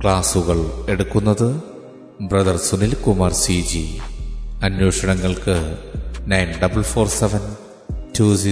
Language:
Malayalam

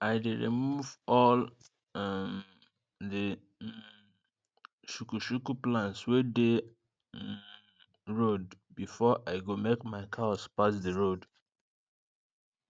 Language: Nigerian Pidgin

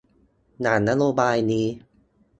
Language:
Thai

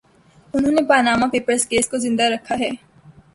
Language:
Urdu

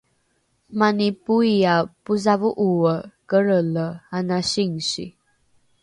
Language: Rukai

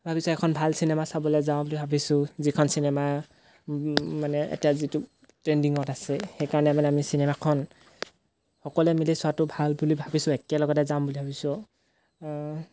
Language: Assamese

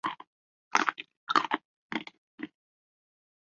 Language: Chinese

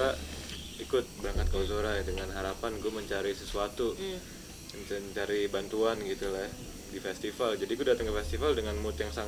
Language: Indonesian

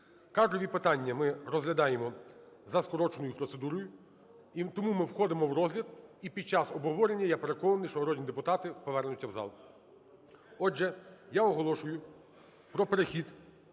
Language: Ukrainian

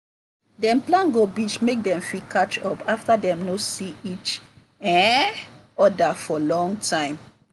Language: Nigerian Pidgin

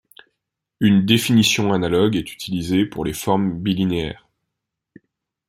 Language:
French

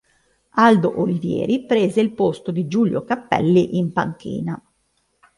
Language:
Italian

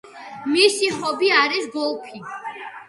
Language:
Georgian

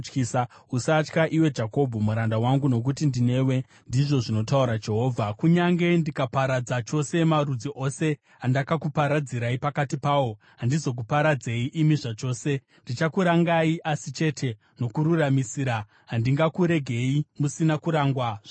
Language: Shona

